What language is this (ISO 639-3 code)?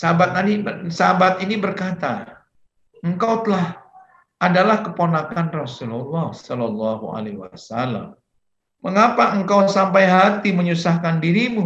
ind